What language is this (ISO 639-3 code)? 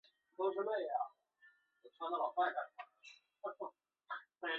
zho